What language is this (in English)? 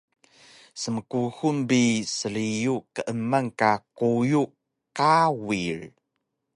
Taroko